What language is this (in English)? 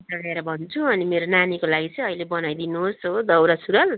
Nepali